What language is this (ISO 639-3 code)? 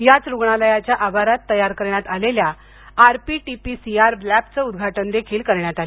mar